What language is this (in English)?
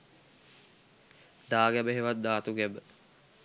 Sinhala